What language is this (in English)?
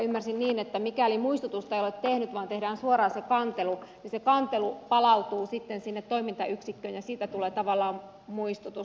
Finnish